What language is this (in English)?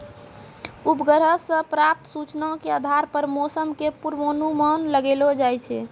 Maithili